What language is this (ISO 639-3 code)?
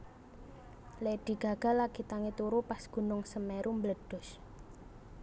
jav